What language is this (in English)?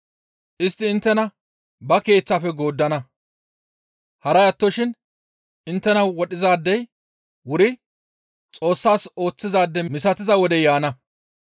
Gamo